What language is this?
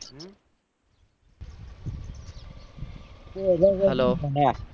Gujarati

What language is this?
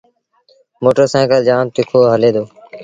Sindhi Bhil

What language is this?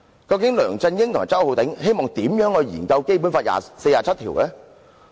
Cantonese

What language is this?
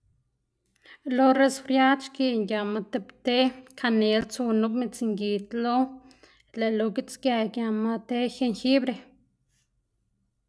Xanaguía Zapotec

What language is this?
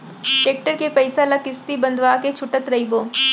Chhattisgarhi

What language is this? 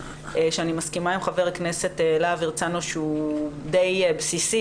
Hebrew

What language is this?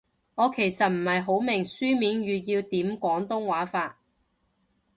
Cantonese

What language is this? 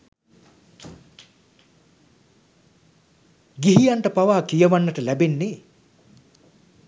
Sinhala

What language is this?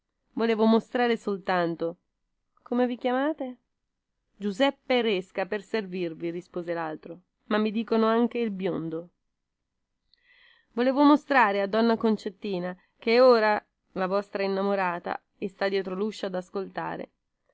Italian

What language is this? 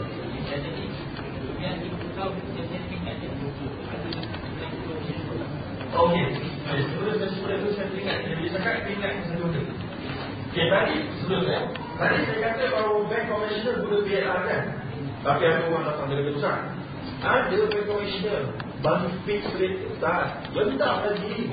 Malay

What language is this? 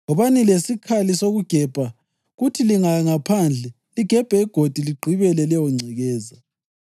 North Ndebele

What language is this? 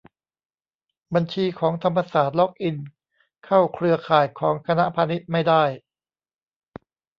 Thai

